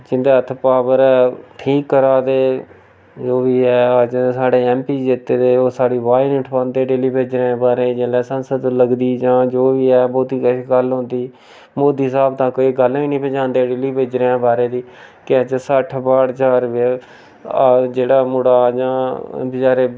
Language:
Dogri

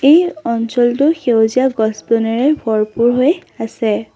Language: Assamese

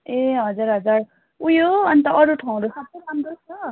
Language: Nepali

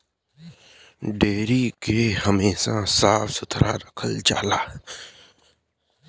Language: Bhojpuri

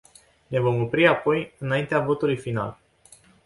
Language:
Romanian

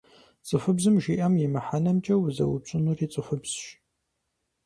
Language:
Kabardian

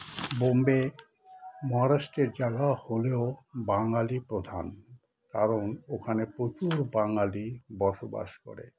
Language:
Bangla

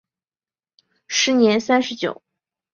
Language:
Chinese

